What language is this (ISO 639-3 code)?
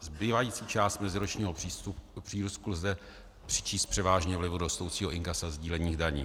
ces